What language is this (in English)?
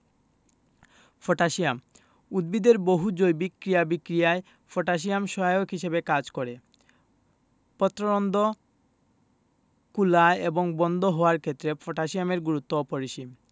Bangla